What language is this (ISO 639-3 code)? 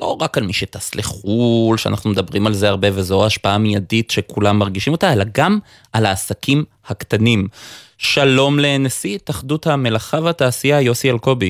heb